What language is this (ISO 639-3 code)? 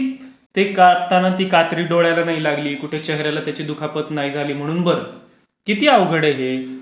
mar